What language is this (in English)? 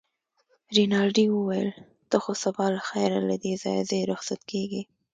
Pashto